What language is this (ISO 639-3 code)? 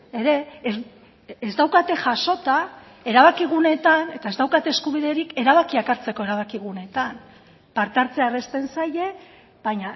eus